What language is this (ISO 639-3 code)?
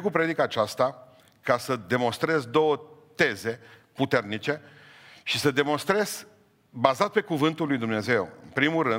ron